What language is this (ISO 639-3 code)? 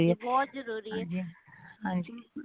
pan